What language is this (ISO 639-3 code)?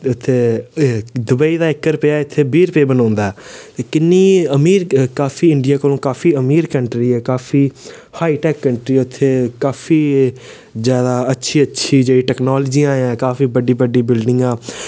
doi